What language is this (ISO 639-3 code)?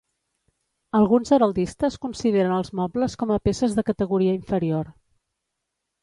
cat